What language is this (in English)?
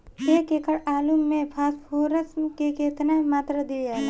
Bhojpuri